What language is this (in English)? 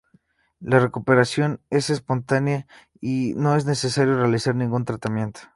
Spanish